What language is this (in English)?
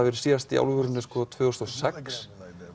Icelandic